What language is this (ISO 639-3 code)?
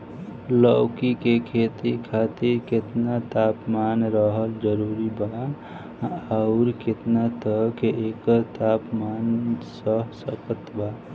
bho